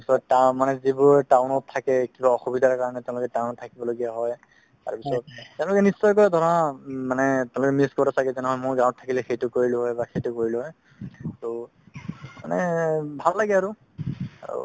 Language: Assamese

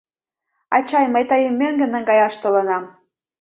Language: Mari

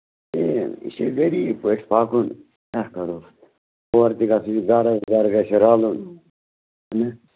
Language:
Kashmiri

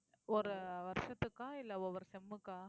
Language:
Tamil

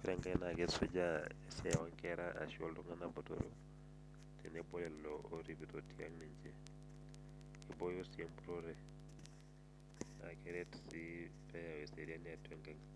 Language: Masai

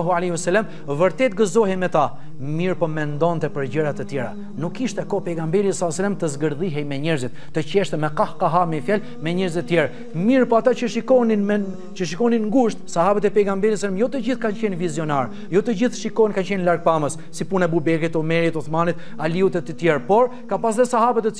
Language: Romanian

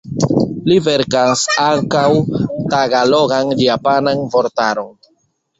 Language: Esperanto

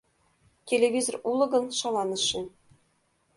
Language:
Mari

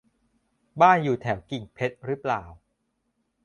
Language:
Thai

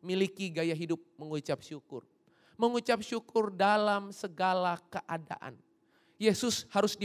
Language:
Indonesian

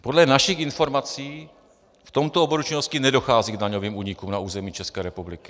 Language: Czech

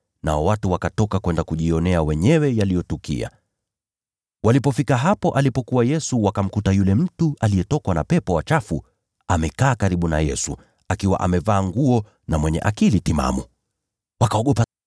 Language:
Swahili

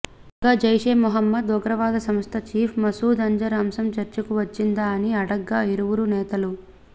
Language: Telugu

